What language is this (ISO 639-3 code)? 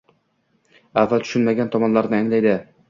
uzb